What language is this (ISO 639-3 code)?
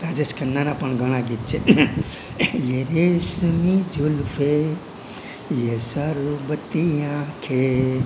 guj